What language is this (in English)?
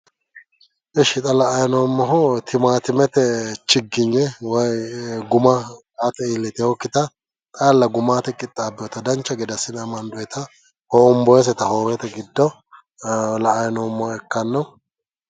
Sidamo